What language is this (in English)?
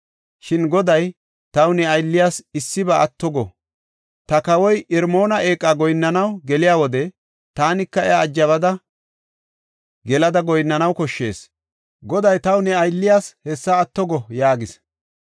Gofa